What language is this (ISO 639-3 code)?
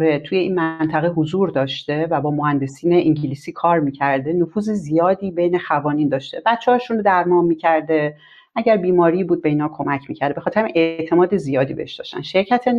fas